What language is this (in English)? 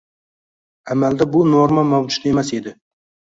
Uzbek